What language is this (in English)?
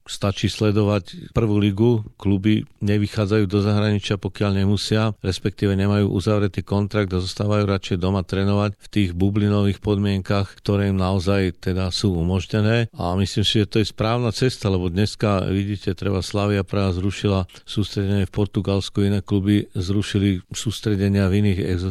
Slovak